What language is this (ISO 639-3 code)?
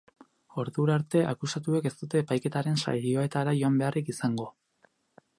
eus